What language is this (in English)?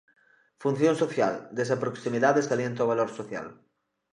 Galician